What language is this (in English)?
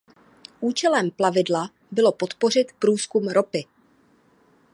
Czech